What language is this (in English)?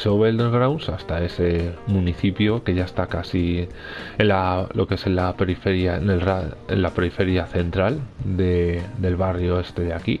Spanish